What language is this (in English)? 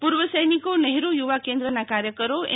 Gujarati